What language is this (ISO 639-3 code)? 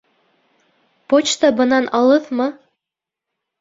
bak